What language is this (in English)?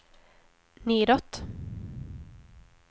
Swedish